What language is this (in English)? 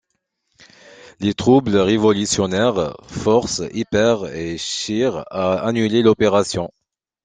French